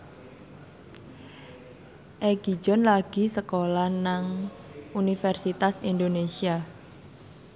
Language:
Javanese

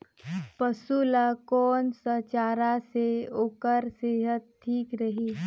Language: Chhattisgarhi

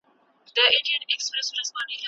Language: Pashto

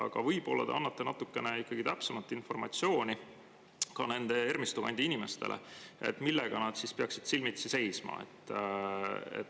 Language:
Estonian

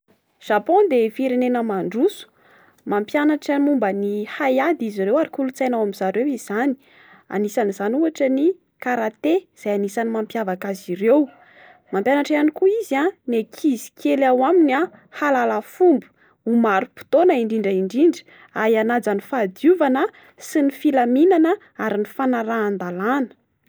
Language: Malagasy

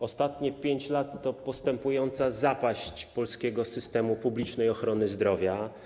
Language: Polish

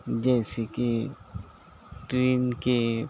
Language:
Urdu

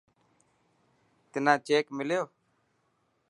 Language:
Dhatki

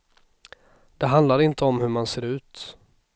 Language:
Swedish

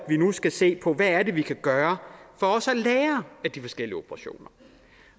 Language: Danish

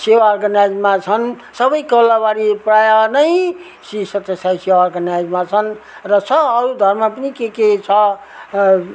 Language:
Nepali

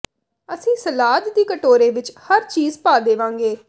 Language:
Punjabi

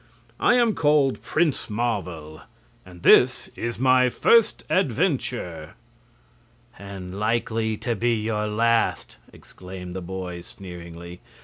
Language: English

